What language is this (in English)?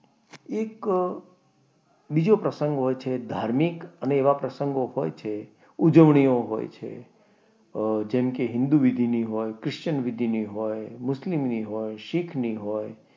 Gujarati